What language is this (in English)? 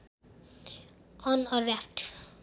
Nepali